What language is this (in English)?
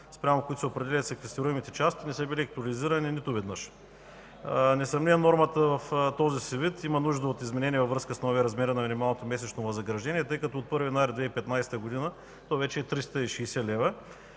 Bulgarian